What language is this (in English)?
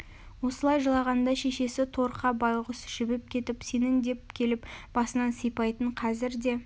Kazakh